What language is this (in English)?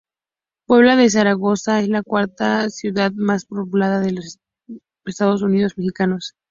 Spanish